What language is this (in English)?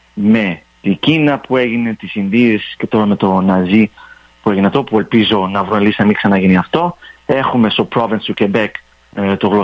Greek